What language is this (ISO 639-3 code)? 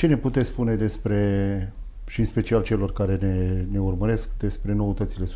ron